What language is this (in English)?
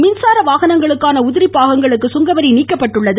Tamil